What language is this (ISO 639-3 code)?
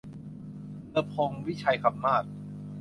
tha